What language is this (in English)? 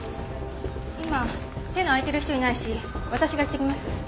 Japanese